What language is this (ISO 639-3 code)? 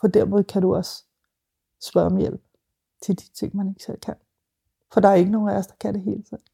dan